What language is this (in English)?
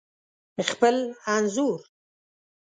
Pashto